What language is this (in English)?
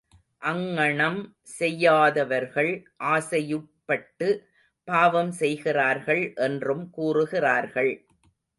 Tamil